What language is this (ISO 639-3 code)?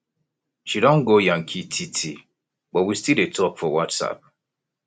pcm